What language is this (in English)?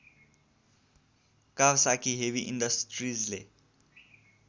Nepali